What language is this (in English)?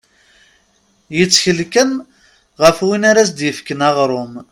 Kabyle